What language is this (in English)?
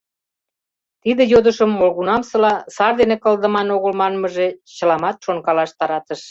Mari